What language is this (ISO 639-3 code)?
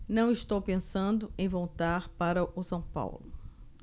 por